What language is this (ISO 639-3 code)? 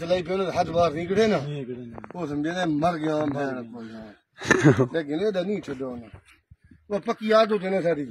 ara